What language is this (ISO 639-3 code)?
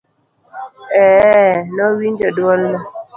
luo